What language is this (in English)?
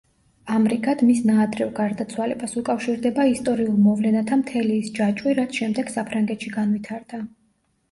Georgian